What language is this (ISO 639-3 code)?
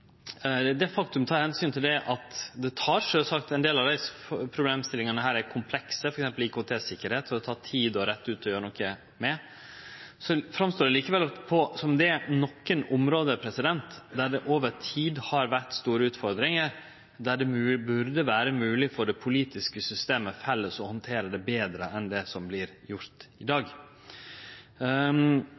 nno